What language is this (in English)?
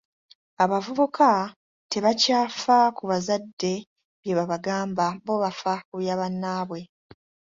Ganda